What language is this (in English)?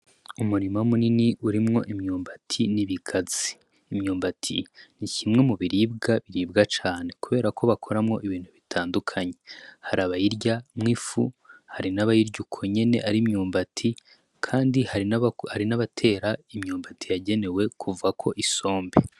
Rundi